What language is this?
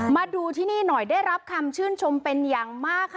Thai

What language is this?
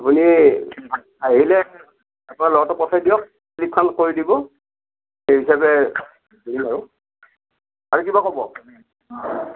Assamese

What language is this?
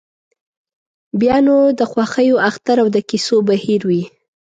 Pashto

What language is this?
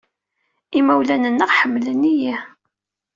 Kabyle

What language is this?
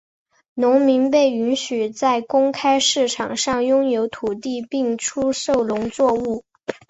Chinese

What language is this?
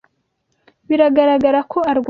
Kinyarwanda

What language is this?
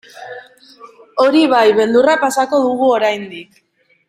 Basque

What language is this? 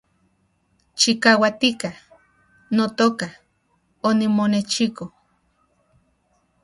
Central Puebla Nahuatl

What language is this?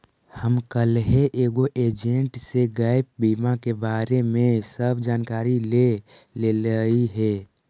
Magahi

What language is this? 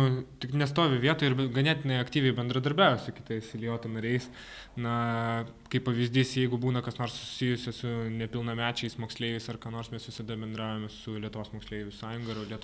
Lithuanian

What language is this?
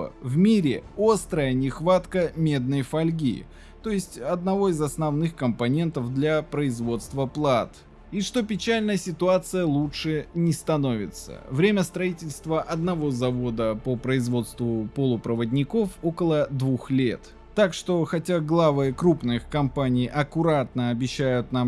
Russian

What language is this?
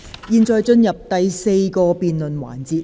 Cantonese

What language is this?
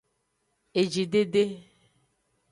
Aja (Benin)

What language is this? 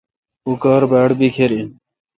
Kalkoti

